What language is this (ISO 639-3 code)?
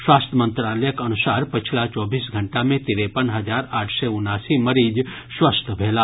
mai